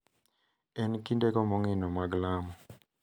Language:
Luo (Kenya and Tanzania)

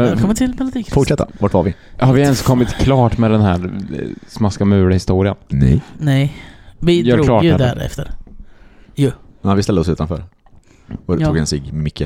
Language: Swedish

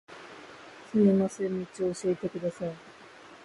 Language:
Japanese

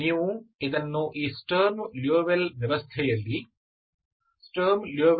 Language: Kannada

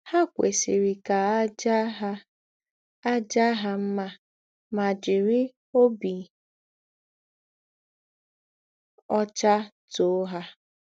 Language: Igbo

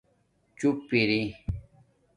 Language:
Domaaki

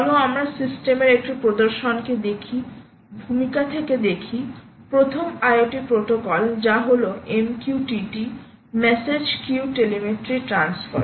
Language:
Bangla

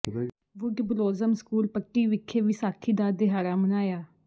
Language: Punjabi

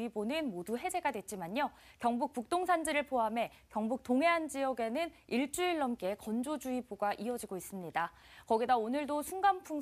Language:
Korean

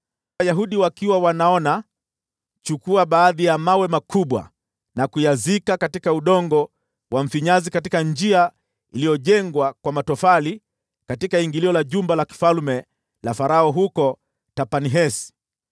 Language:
Swahili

